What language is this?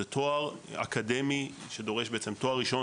Hebrew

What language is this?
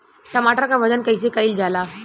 Bhojpuri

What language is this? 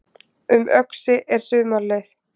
Icelandic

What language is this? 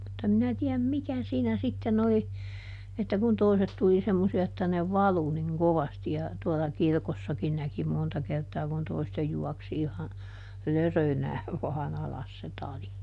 Finnish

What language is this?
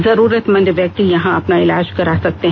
Hindi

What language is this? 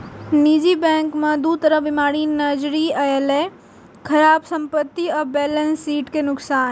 Maithili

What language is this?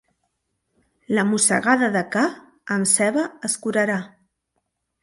Catalan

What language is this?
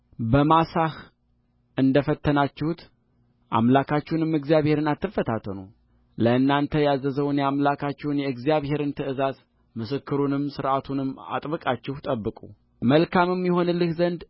Amharic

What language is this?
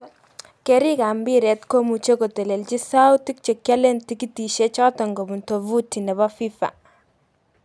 Kalenjin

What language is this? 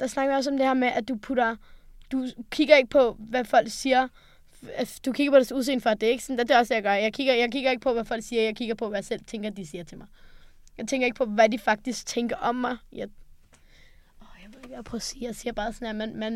Danish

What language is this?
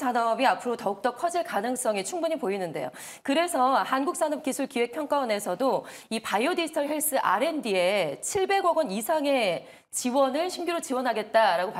Korean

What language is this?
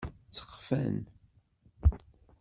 Kabyle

